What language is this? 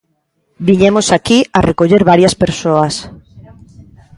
Galician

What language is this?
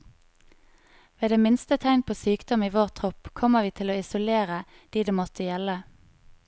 Norwegian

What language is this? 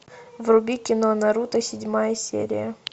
Russian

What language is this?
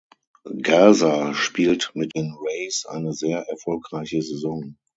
German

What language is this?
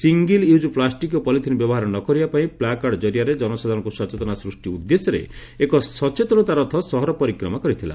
Odia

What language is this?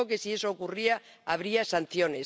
Spanish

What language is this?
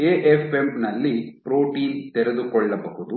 Kannada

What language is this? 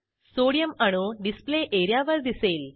Marathi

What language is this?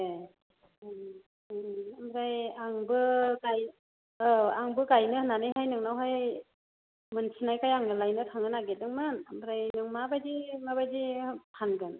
Bodo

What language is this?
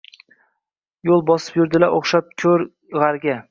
Uzbek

